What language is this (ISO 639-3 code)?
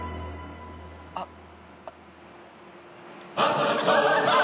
jpn